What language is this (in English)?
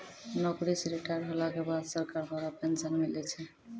Maithili